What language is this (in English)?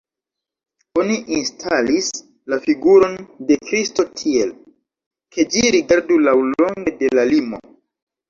Esperanto